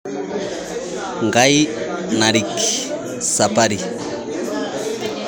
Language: Masai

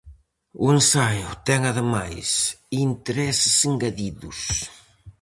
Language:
Galician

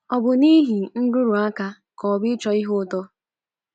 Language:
Igbo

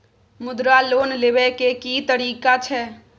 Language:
Maithili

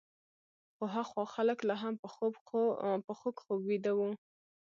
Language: Pashto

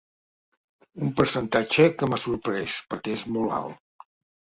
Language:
Catalan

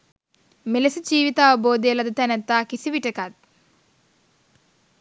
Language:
Sinhala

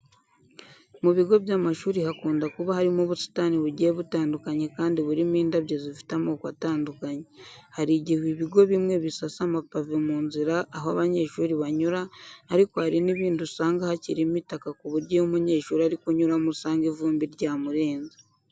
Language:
Kinyarwanda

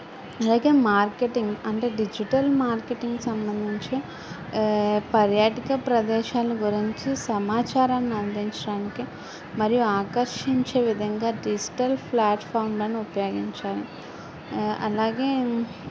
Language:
Telugu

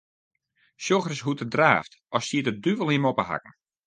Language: Western Frisian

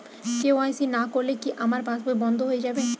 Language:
Bangla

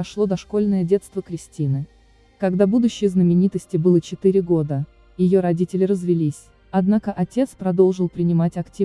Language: Russian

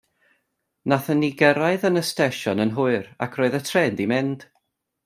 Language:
Welsh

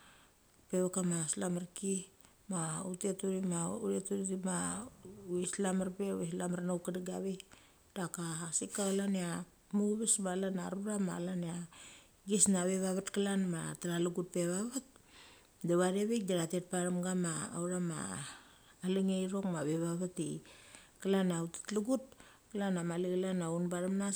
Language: Mali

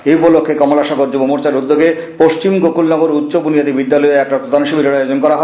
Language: Bangla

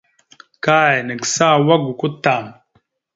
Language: Mada (Cameroon)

